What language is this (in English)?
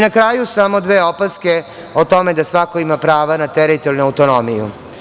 Serbian